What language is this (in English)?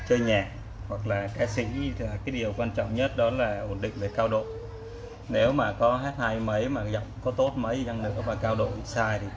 Vietnamese